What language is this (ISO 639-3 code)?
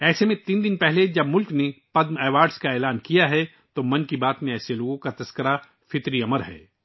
urd